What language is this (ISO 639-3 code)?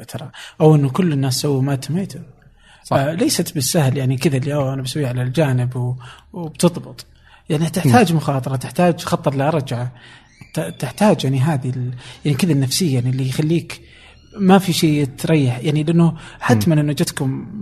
ara